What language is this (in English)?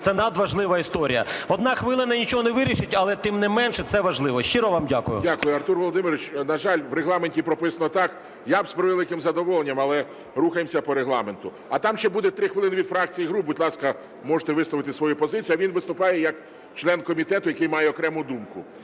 Ukrainian